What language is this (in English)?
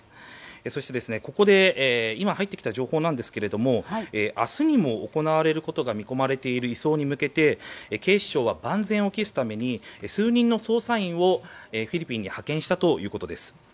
Japanese